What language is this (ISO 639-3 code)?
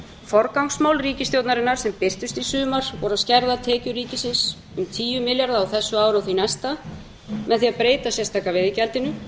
isl